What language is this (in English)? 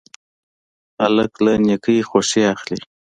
Pashto